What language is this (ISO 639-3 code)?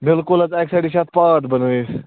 kas